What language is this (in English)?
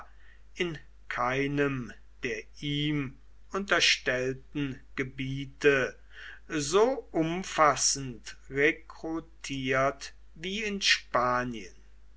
German